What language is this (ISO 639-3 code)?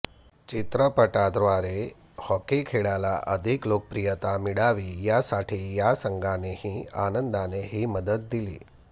mar